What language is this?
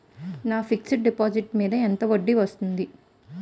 Telugu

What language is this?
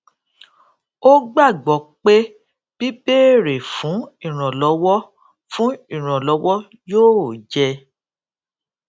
Yoruba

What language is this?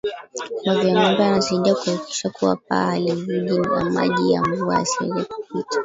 Swahili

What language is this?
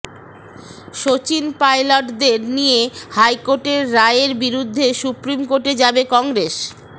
Bangla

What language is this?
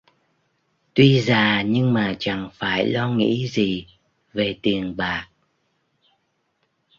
Vietnamese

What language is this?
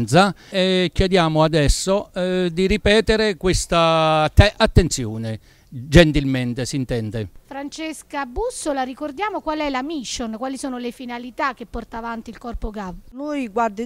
Italian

